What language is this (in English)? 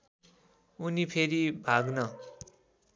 Nepali